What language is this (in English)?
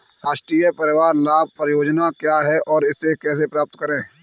Hindi